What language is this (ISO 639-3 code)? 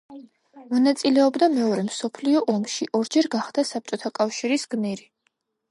kat